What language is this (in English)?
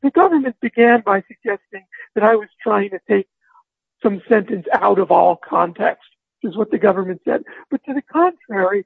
English